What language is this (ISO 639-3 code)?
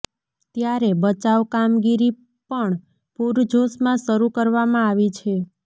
guj